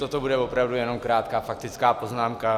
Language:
Czech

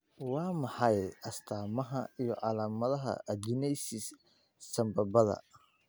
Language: Somali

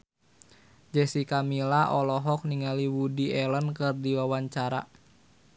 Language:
Sundanese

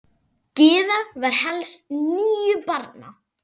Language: Icelandic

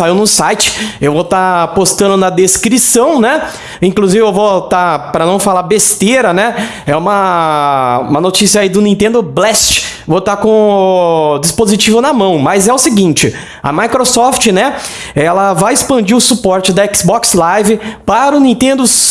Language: Portuguese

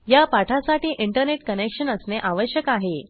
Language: Marathi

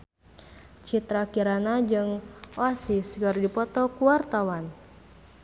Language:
Sundanese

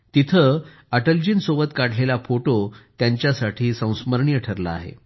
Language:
Marathi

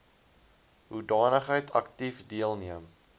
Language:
Afrikaans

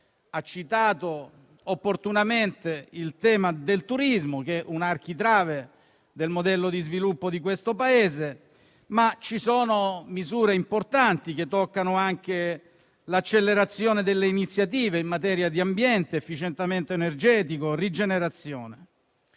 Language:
Italian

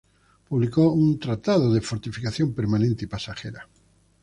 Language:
Spanish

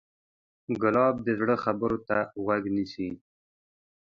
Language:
Pashto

